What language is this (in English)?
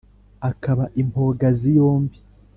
Kinyarwanda